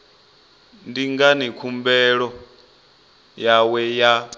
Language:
Venda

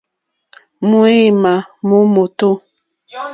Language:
Mokpwe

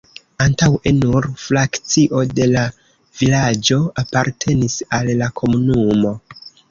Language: Esperanto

